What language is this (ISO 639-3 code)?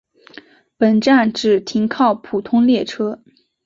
zho